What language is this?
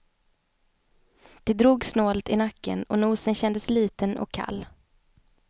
Swedish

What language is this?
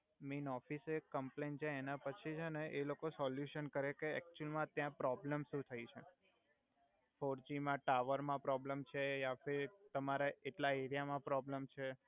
Gujarati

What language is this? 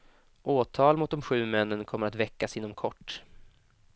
Swedish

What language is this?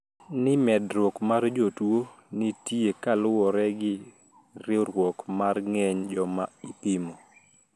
Luo (Kenya and Tanzania)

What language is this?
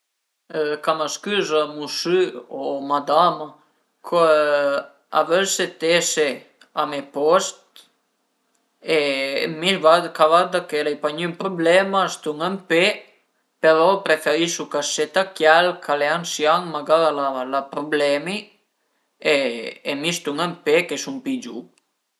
Piedmontese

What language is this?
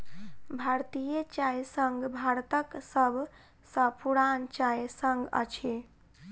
Maithili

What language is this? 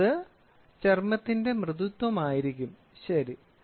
Malayalam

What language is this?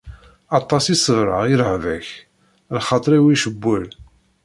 Kabyle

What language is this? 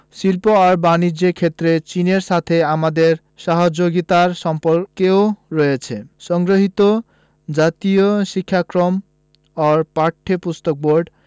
Bangla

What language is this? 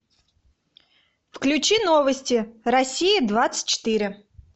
Russian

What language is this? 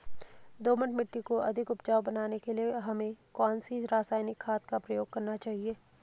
Hindi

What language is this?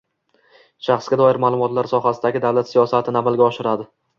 Uzbek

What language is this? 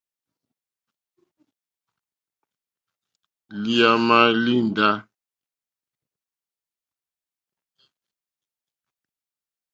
Mokpwe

